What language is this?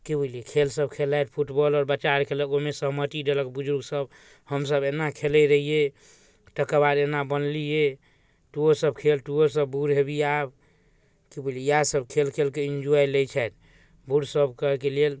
Maithili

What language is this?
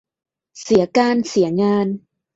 Thai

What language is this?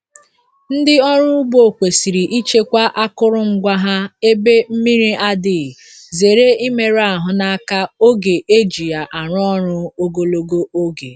Igbo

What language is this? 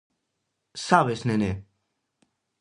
Galician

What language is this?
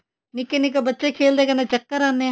Punjabi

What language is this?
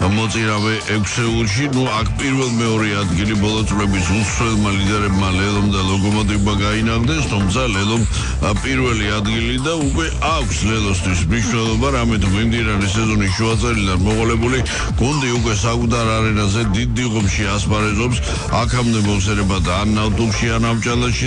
Romanian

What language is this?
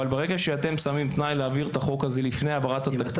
Hebrew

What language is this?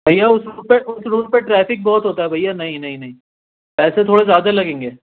Urdu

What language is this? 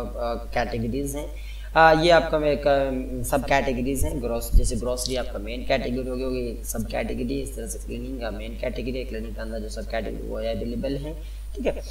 Hindi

